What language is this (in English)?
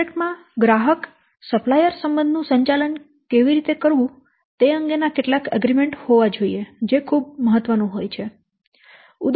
Gujarati